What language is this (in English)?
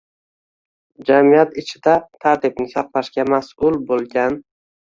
Uzbek